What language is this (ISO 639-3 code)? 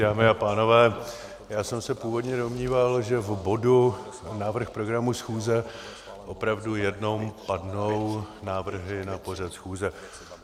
ces